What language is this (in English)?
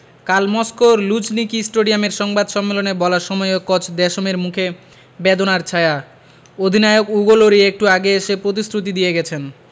Bangla